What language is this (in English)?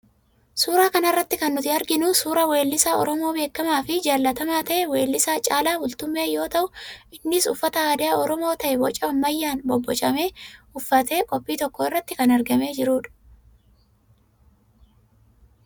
Oromo